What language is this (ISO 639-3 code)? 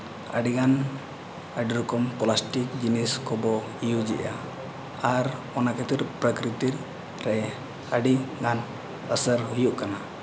sat